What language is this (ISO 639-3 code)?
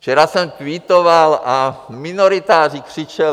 ces